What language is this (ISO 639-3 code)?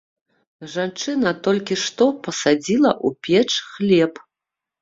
bel